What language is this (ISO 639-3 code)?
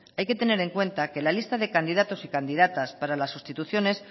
spa